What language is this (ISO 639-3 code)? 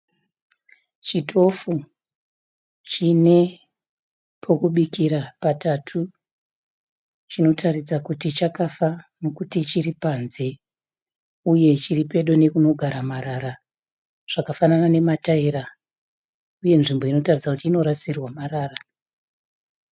sna